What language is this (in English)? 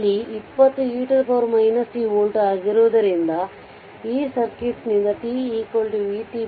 Kannada